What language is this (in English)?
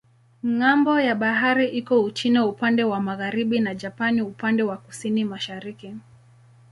Swahili